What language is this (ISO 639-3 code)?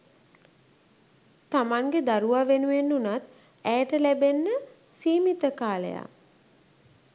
sin